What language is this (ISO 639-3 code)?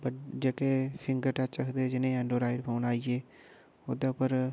doi